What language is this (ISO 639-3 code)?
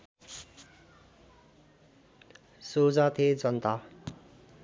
nep